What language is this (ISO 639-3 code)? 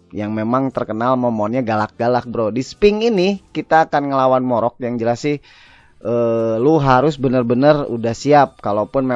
ind